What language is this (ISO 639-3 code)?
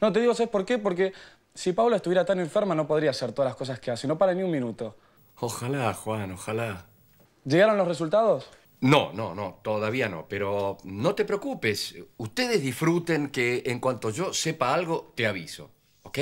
spa